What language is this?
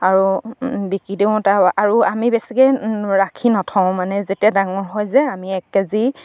Assamese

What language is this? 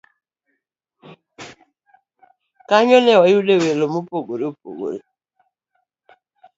Luo (Kenya and Tanzania)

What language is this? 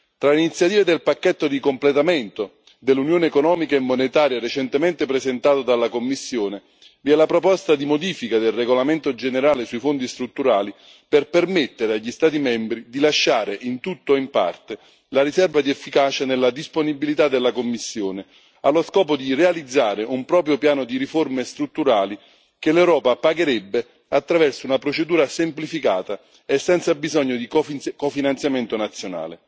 Italian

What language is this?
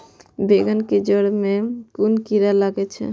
Maithili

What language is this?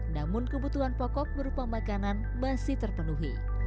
Indonesian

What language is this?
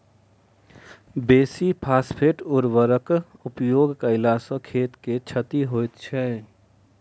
Maithili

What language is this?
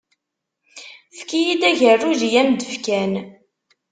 Kabyle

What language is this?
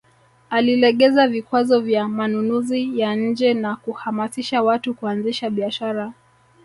Swahili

